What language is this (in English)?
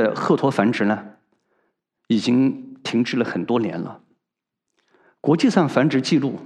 Chinese